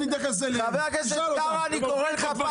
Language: Hebrew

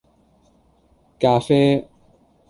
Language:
Cantonese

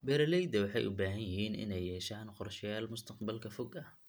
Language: Somali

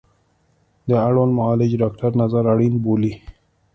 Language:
Pashto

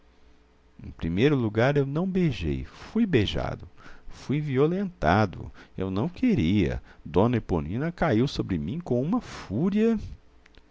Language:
Portuguese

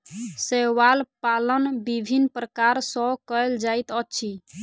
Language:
Maithili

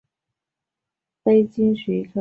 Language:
Chinese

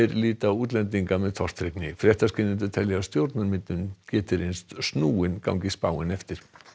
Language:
Icelandic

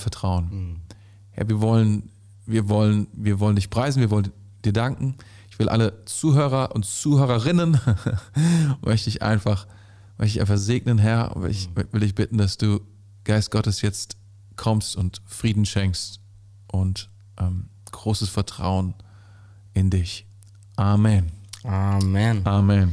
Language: German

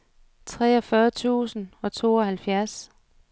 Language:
Danish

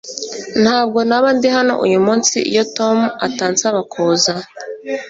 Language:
Kinyarwanda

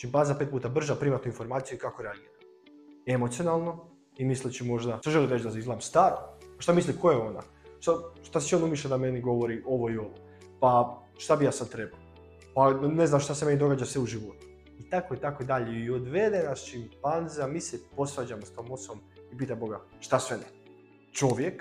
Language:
Croatian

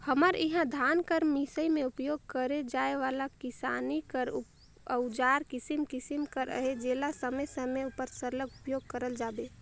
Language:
Chhattisgarhi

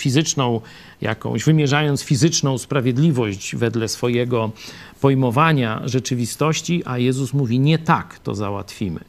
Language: Polish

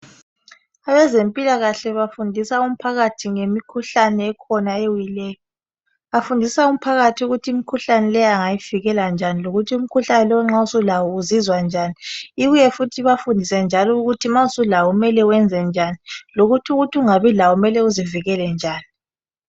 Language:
North Ndebele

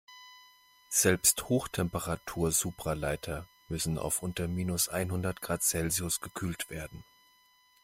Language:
German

